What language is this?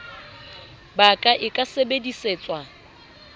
Southern Sotho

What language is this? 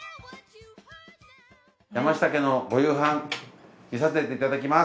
Japanese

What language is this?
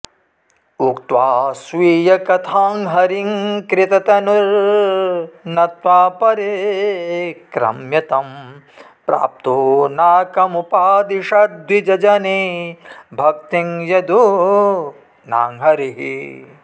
Sanskrit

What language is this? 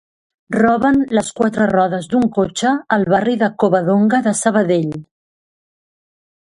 Catalan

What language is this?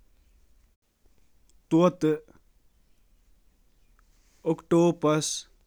Kashmiri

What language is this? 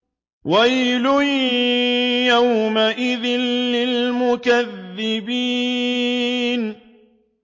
Arabic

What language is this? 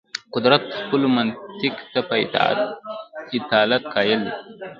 Pashto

